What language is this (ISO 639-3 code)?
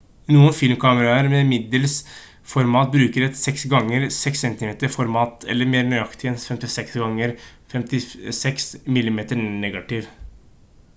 nob